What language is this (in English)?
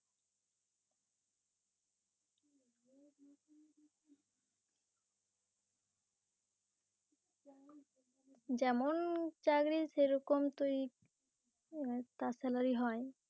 Bangla